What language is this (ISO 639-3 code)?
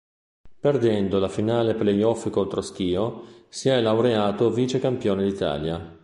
ita